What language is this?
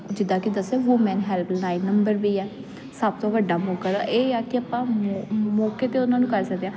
Punjabi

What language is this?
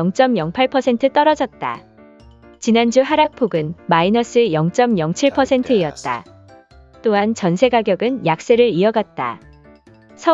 Korean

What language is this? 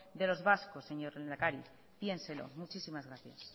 Spanish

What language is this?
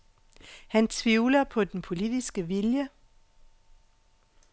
Danish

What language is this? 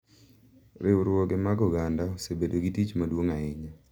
Luo (Kenya and Tanzania)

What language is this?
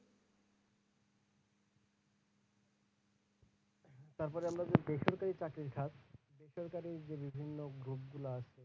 Bangla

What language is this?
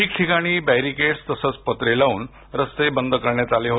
Marathi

